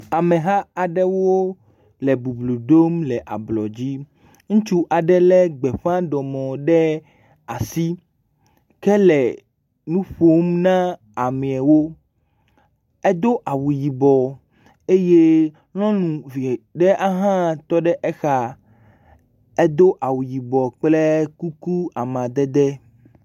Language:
Ewe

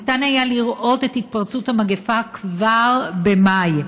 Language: Hebrew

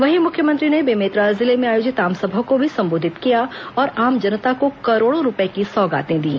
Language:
Hindi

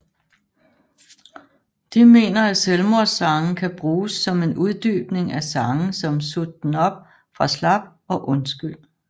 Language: Danish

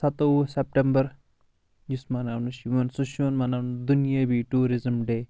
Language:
Kashmiri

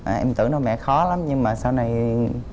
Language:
Vietnamese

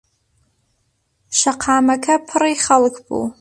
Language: Central Kurdish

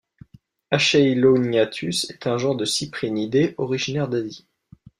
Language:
French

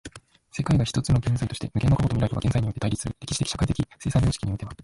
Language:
Japanese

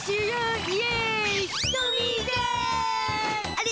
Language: Japanese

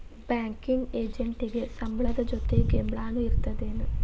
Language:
Kannada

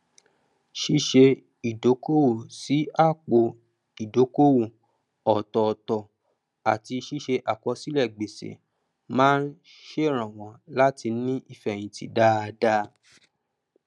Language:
Yoruba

